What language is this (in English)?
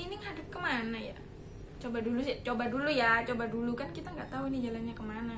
Indonesian